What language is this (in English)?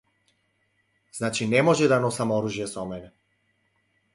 Macedonian